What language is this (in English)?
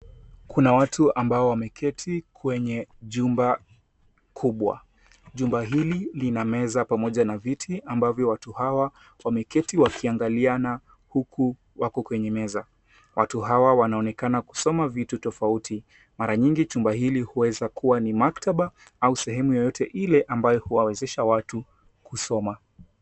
Swahili